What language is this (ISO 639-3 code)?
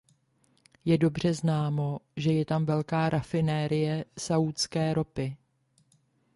ces